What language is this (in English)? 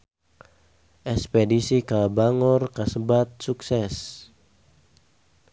Sundanese